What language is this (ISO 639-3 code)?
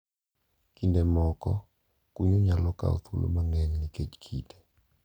luo